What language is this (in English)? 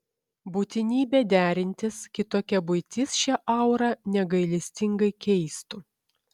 Lithuanian